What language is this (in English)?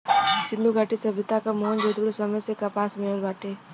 Bhojpuri